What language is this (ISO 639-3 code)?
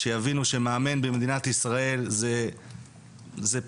heb